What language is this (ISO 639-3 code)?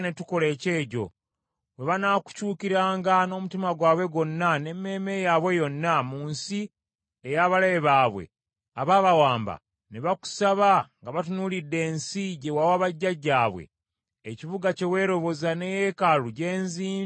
lug